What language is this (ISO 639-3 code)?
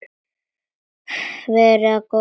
isl